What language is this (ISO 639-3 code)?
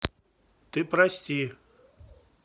rus